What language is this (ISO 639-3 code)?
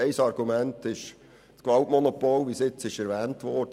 gsw